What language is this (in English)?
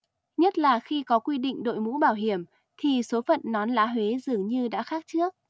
Vietnamese